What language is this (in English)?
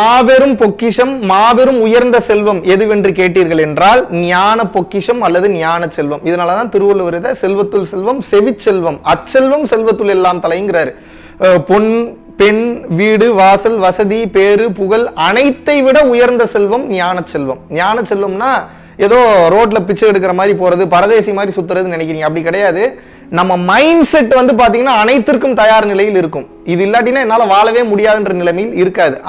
Japanese